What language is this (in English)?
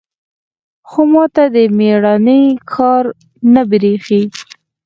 Pashto